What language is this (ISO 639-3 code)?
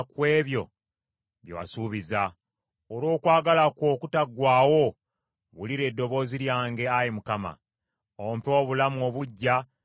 lug